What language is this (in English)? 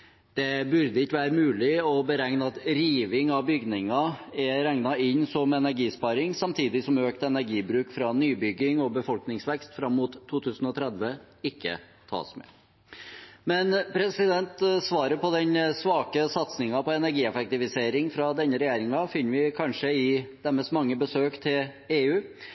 Norwegian Bokmål